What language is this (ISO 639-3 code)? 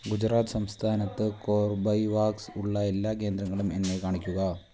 mal